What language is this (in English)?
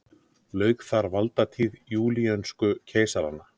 Icelandic